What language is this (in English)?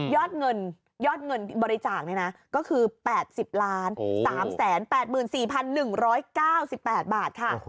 Thai